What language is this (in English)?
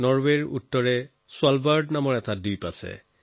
Assamese